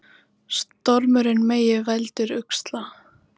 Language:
Icelandic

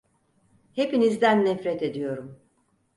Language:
Turkish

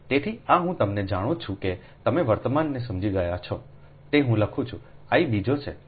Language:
Gujarati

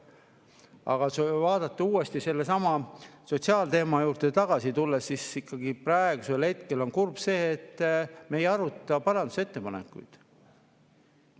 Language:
Estonian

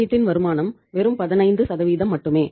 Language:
Tamil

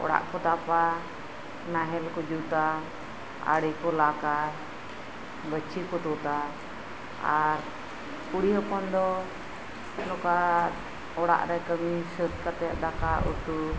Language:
Santali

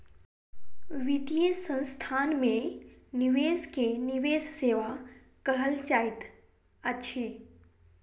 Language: Maithili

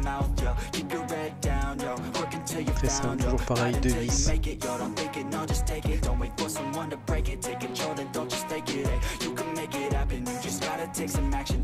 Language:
French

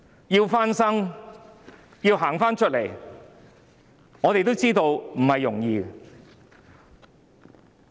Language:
Cantonese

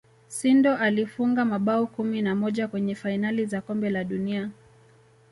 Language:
Swahili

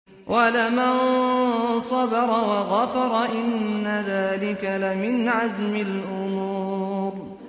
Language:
Arabic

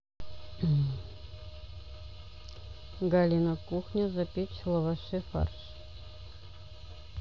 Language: Russian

